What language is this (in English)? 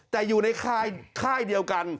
Thai